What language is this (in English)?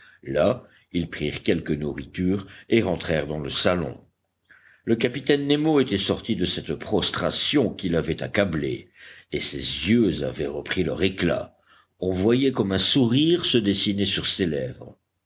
French